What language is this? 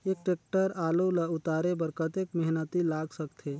Chhattisgarhi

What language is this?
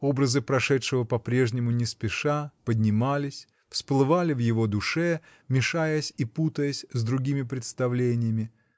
Russian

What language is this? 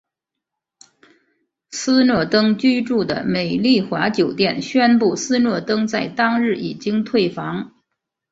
Chinese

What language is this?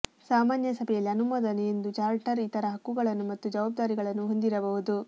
Kannada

